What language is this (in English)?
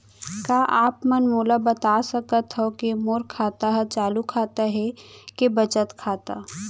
Chhattisgarhi